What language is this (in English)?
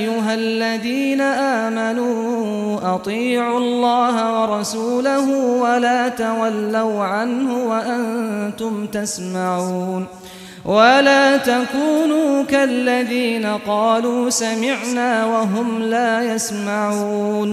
Arabic